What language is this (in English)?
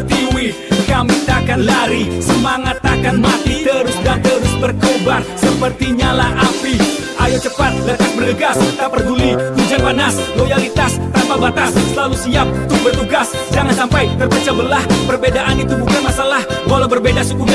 Indonesian